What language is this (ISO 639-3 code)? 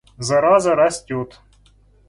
rus